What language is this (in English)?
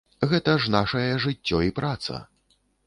Belarusian